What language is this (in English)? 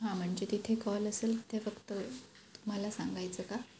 Marathi